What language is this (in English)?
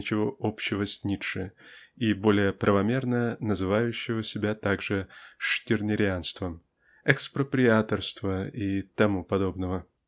Russian